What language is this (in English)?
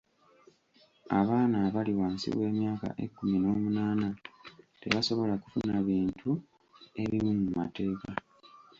Ganda